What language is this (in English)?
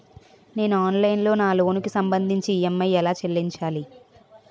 Telugu